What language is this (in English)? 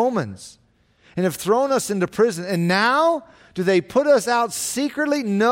English